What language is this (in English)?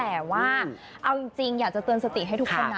Thai